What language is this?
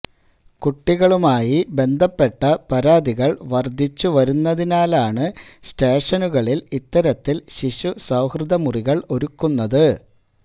Malayalam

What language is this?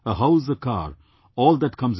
English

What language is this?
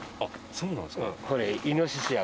Japanese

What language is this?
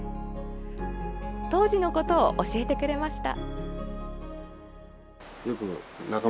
Japanese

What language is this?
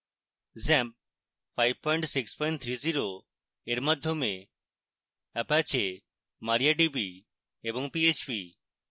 Bangla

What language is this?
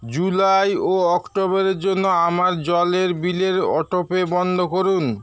Bangla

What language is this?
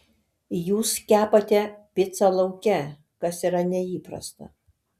Lithuanian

